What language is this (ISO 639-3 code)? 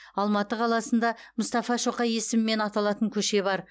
kaz